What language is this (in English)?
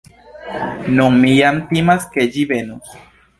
Esperanto